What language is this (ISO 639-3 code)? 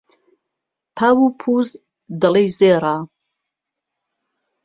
ckb